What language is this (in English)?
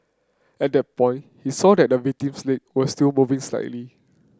English